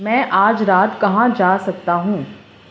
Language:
Urdu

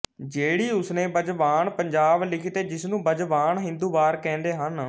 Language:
Punjabi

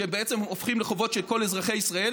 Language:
Hebrew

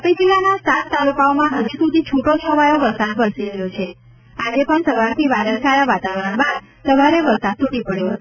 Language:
Gujarati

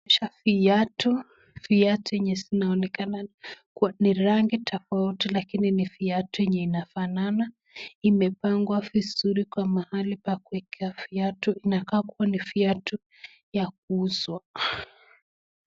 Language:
Swahili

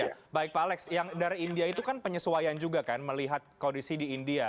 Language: Indonesian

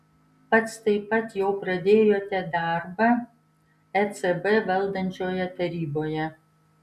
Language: Lithuanian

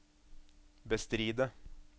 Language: Norwegian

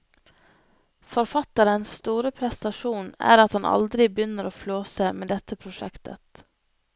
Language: Norwegian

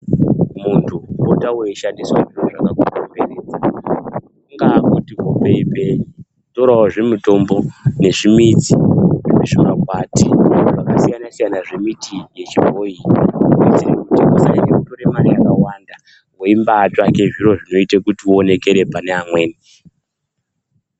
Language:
Ndau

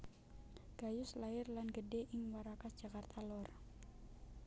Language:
Javanese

